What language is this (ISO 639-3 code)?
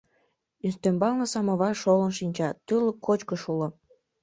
chm